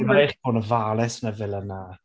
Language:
Welsh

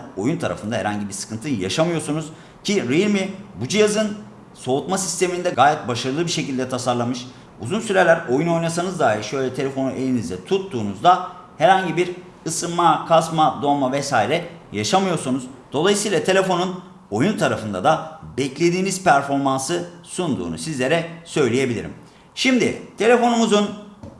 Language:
Turkish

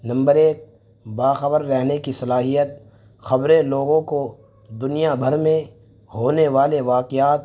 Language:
Urdu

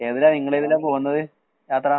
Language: Malayalam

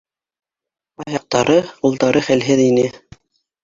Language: Bashkir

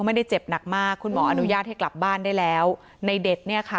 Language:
Thai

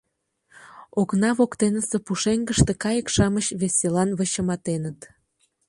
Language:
Mari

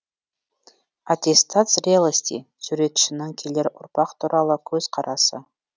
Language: Kazakh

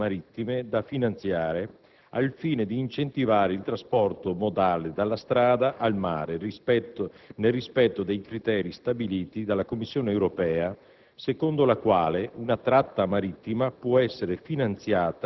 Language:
Italian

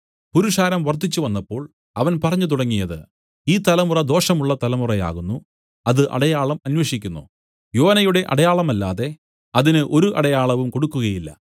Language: Malayalam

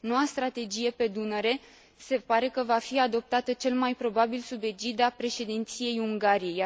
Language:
Romanian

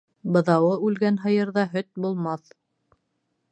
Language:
Bashkir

